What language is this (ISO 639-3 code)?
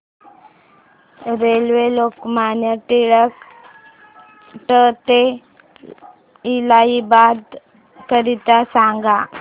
mar